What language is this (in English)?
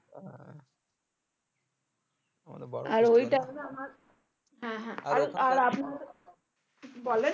Bangla